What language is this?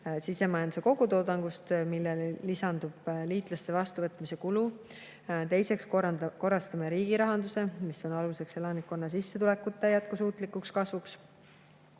Estonian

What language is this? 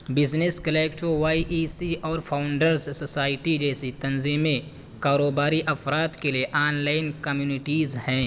Urdu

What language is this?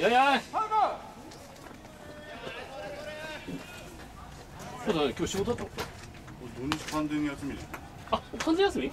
Japanese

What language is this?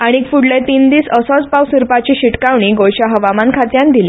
Konkani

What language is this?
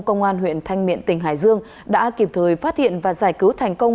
Vietnamese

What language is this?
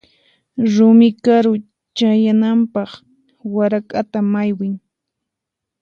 Puno Quechua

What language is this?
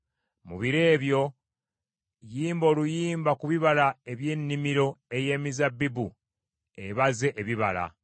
Ganda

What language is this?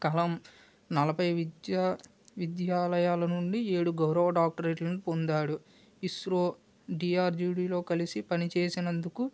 Telugu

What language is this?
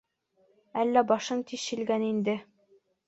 Bashkir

